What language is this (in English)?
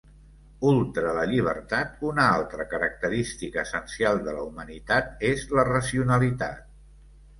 Catalan